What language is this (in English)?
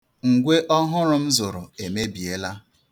Igbo